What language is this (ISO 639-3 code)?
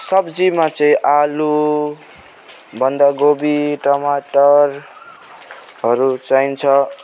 nep